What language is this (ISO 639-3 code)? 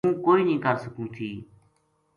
gju